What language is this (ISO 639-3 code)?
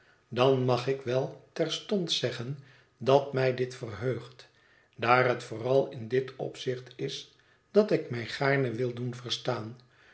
nld